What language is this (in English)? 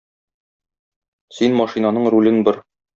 Tatar